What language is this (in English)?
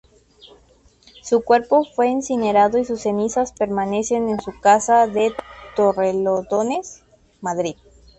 Spanish